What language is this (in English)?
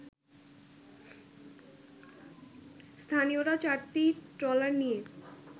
Bangla